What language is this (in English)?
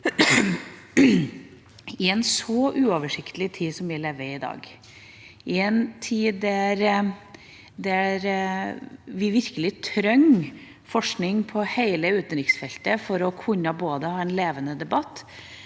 Norwegian